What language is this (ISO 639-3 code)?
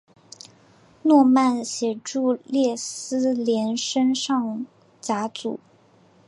zho